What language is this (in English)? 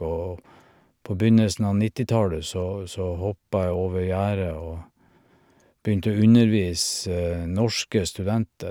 Norwegian